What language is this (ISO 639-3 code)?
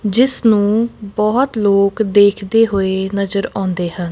pan